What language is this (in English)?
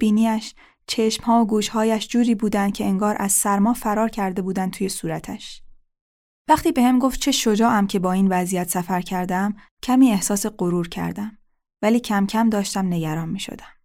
Persian